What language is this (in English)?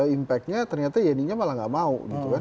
Indonesian